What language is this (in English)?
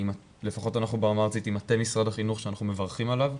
Hebrew